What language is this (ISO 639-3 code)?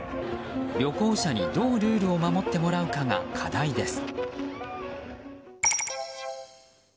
jpn